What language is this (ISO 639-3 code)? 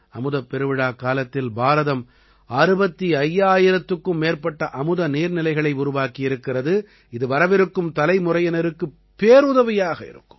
tam